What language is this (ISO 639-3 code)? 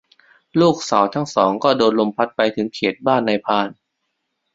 tha